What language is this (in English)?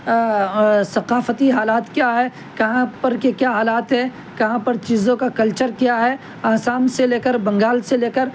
Urdu